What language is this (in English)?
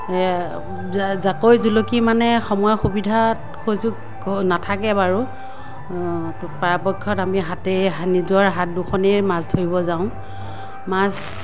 Assamese